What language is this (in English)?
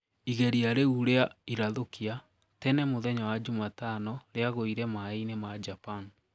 Kikuyu